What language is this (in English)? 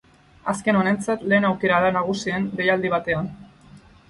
Basque